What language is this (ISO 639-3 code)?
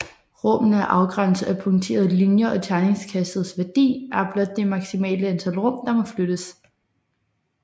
dan